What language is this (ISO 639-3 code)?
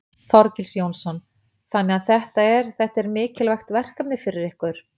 isl